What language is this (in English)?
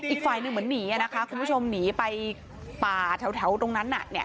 Thai